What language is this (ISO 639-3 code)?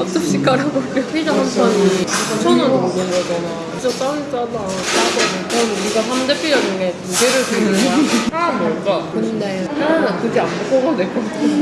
kor